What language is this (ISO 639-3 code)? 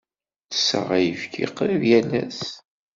kab